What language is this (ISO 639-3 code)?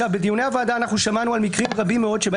heb